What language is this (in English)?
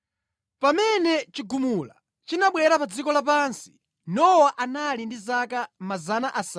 Nyanja